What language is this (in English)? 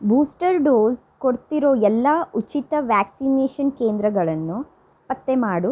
Kannada